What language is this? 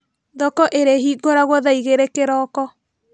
Kikuyu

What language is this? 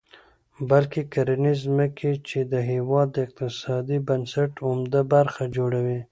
Pashto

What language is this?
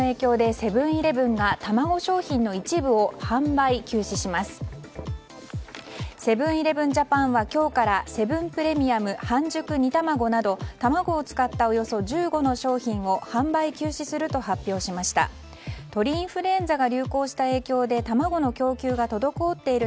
Japanese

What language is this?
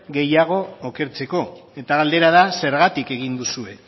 Basque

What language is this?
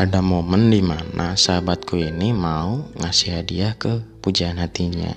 Indonesian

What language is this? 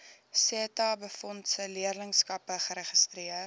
Afrikaans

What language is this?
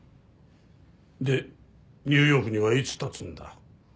Japanese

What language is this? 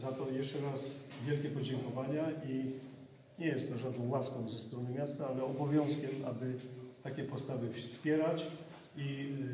Polish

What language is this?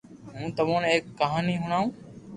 Loarki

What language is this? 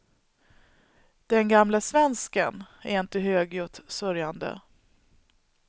Swedish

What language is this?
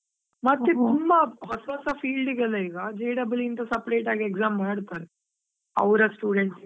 Kannada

